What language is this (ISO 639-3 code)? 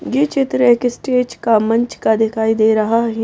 hin